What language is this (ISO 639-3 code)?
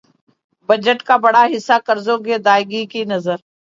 urd